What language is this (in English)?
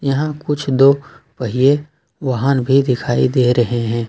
Hindi